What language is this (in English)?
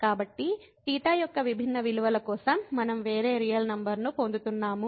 Telugu